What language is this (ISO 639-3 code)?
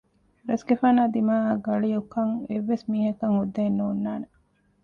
div